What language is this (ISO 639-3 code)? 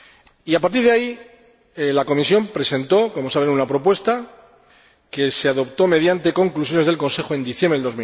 spa